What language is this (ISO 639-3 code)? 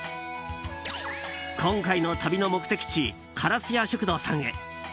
jpn